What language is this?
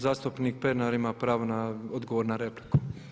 Croatian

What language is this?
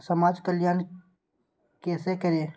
Maithili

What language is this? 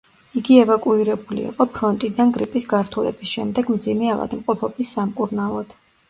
Georgian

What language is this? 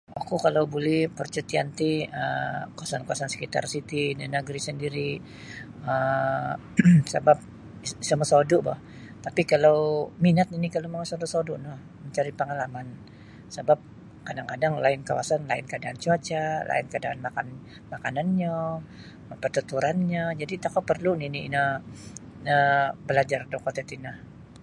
Sabah Bisaya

